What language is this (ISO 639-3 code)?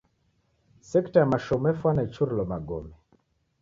dav